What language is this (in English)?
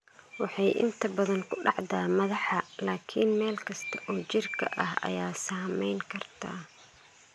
Somali